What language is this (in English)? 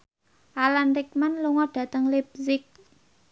Javanese